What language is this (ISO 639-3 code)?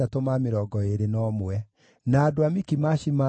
kik